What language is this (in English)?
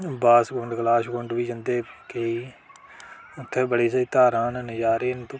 Dogri